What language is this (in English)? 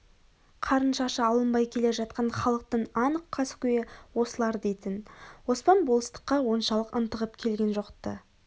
Kazakh